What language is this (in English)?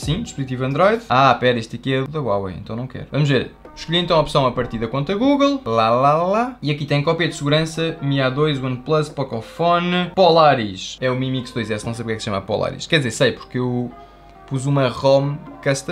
Portuguese